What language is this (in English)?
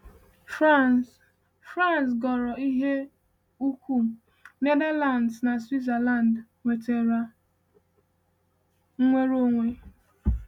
Igbo